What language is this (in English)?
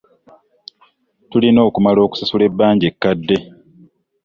Ganda